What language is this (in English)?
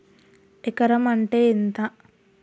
Telugu